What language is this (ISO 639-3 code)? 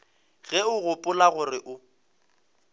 nso